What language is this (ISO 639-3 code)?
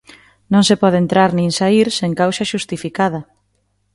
glg